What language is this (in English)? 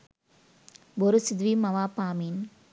Sinhala